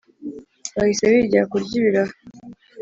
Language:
Kinyarwanda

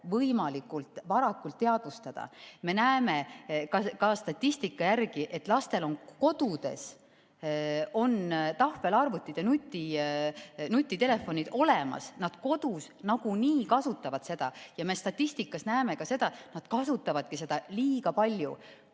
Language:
Estonian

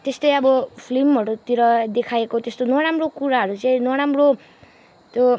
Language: Nepali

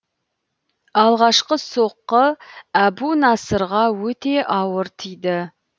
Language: Kazakh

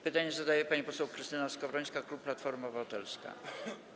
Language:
Polish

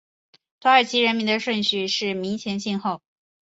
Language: Chinese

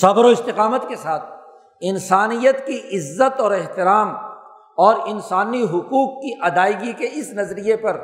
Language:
Urdu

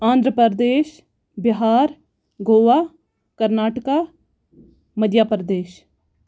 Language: Kashmiri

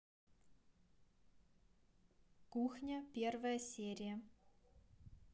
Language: Russian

